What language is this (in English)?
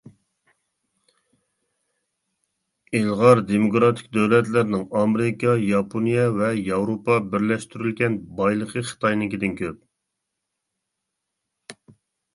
Uyghur